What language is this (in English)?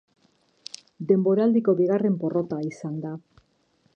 Basque